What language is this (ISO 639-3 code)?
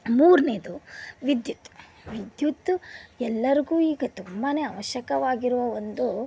kan